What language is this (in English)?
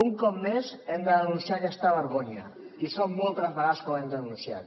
Catalan